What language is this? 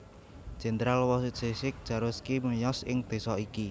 Javanese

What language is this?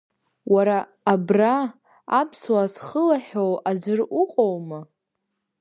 Abkhazian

